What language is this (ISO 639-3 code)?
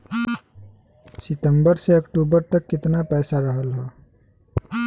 bho